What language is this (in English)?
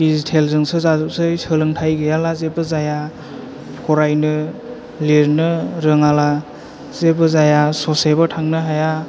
Bodo